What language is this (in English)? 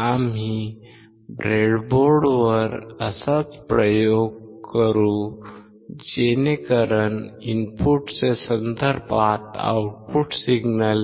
Marathi